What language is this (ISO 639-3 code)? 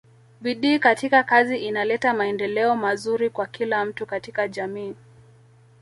swa